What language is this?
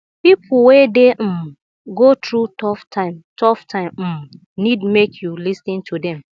Nigerian Pidgin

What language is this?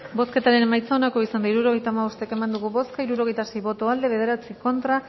Basque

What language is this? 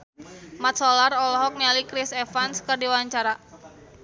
Sundanese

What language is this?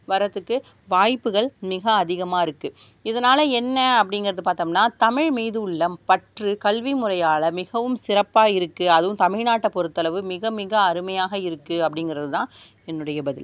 Tamil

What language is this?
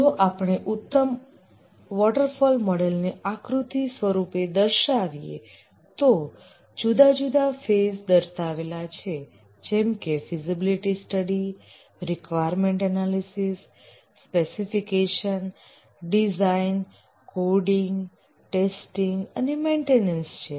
Gujarati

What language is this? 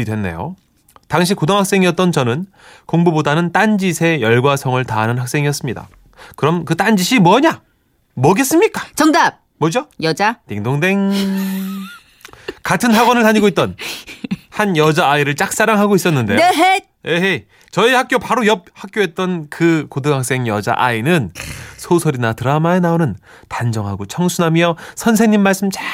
Korean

